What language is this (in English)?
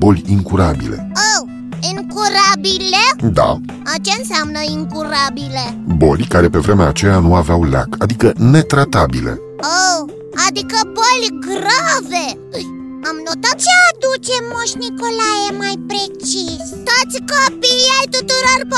Romanian